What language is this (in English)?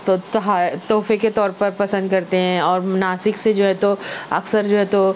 Urdu